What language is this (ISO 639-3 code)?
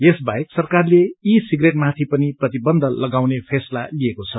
nep